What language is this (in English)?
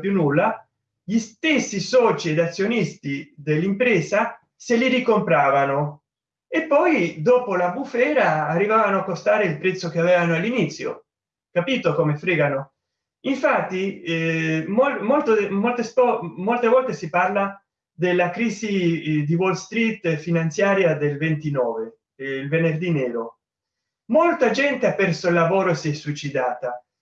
Italian